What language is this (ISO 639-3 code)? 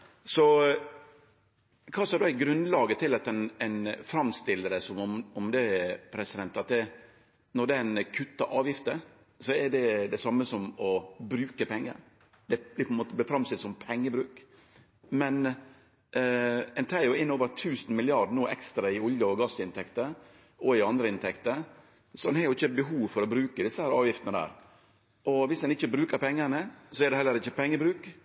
nno